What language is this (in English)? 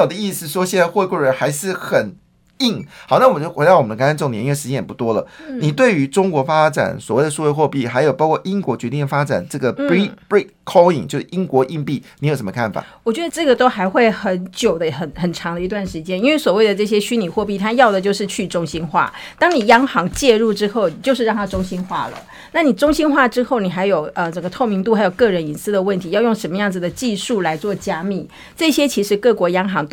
Chinese